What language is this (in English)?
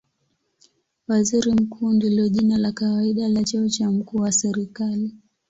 Swahili